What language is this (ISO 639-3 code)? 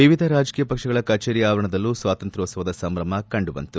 kan